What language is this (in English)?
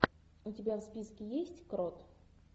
Russian